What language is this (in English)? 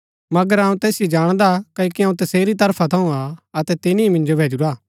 Gaddi